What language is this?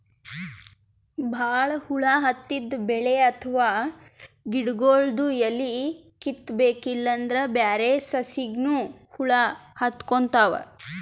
Kannada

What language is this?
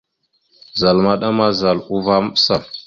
Mada (Cameroon)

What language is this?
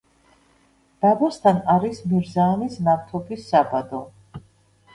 Georgian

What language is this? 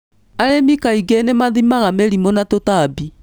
Kikuyu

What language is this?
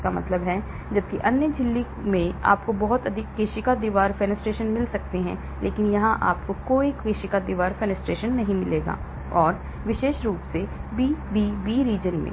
Hindi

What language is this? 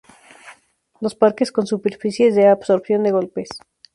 Spanish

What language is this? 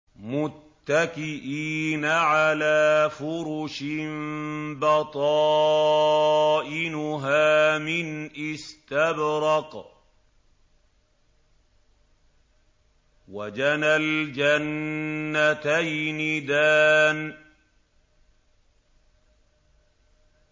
Arabic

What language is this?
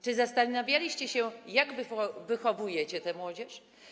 Polish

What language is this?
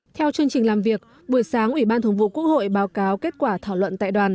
Vietnamese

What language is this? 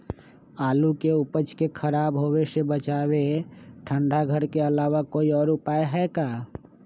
Magahi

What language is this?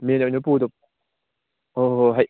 Manipuri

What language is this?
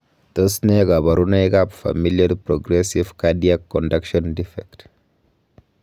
Kalenjin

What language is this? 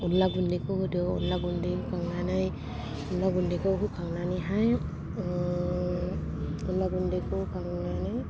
Bodo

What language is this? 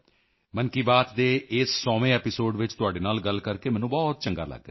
Punjabi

